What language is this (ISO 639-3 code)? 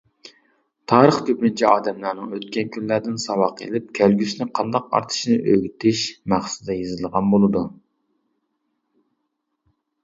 uig